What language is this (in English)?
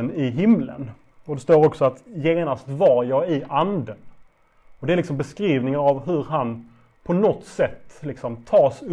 Swedish